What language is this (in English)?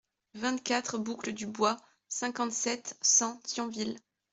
French